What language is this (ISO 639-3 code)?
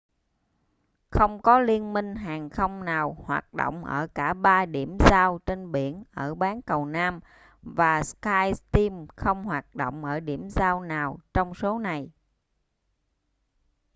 vie